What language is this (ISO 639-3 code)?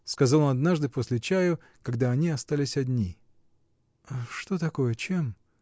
rus